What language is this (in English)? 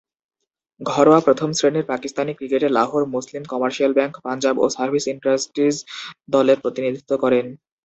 Bangla